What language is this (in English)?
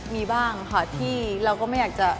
Thai